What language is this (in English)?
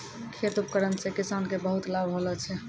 Maithili